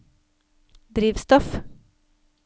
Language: Norwegian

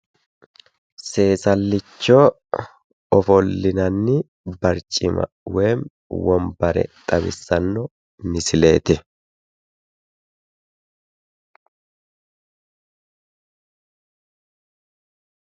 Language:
Sidamo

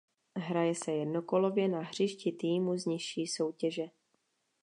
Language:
Czech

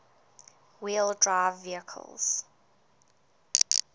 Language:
English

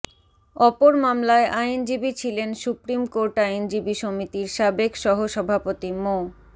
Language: Bangla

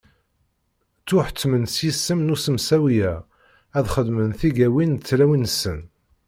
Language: Kabyle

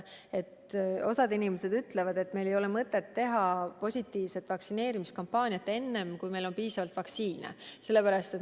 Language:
Estonian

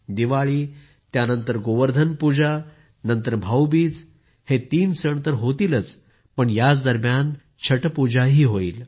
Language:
Marathi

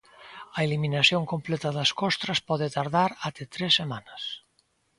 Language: Galician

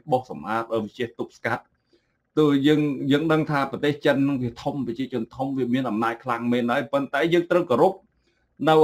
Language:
Thai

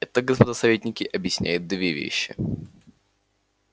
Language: Russian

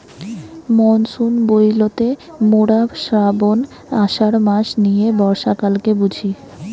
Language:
Bangla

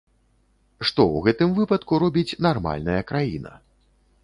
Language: Belarusian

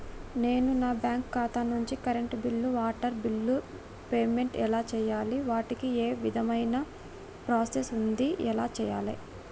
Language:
Telugu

